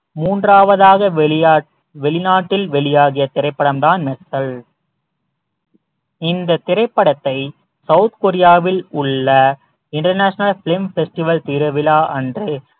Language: Tamil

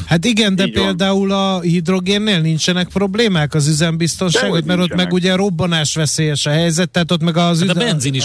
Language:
Hungarian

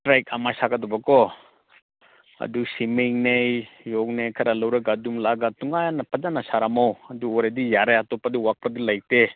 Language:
Manipuri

